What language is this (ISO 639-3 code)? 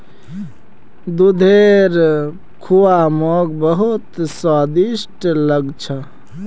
mag